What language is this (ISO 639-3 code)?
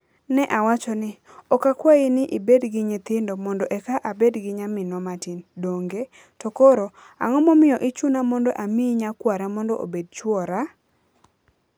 luo